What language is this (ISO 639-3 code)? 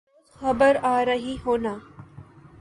urd